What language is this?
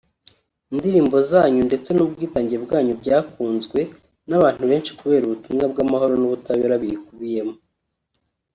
Kinyarwanda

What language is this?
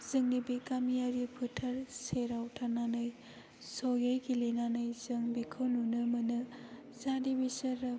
Bodo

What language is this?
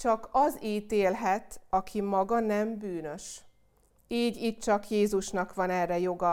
Hungarian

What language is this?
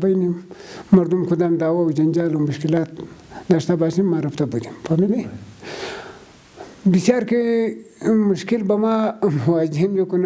Arabic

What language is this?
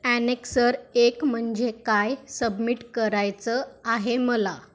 Marathi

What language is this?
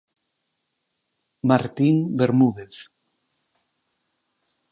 Galician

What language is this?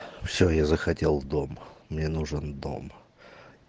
Russian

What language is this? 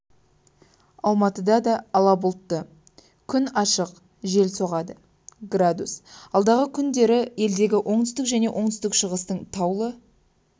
Kazakh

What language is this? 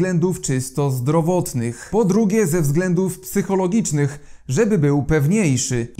Polish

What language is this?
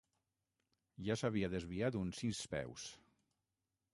Catalan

